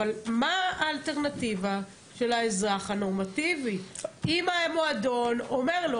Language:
Hebrew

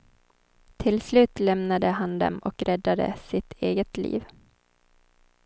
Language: Swedish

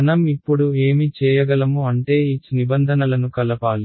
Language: Telugu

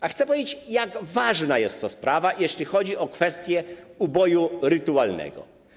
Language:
Polish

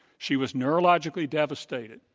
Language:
English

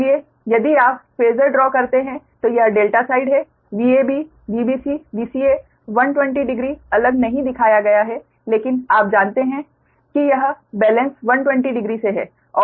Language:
Hindi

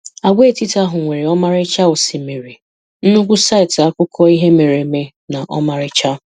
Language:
Igbo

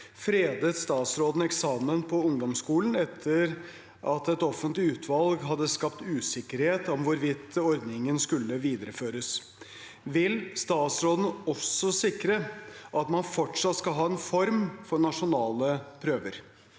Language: Norwegian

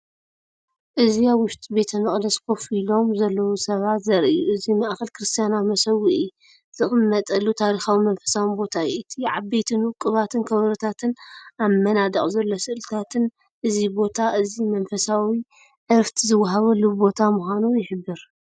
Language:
Tigrinya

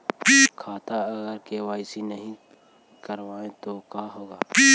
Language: Magahi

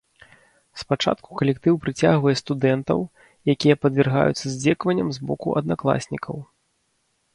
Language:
Belarusian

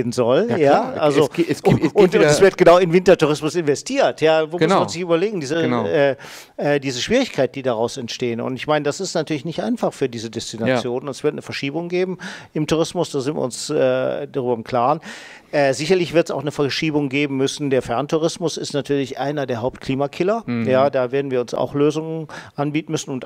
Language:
German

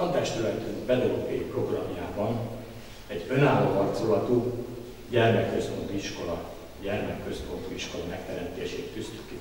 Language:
Hungarian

